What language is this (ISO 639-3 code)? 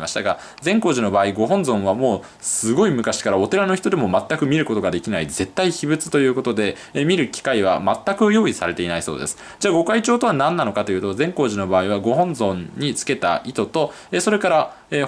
jpn